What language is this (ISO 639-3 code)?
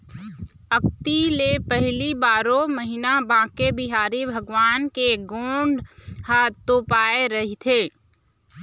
hne